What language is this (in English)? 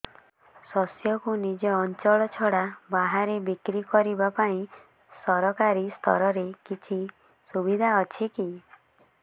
Odia